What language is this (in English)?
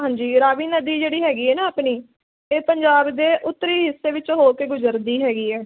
Punjabi